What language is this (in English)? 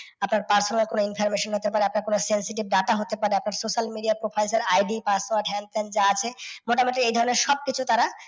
Bangla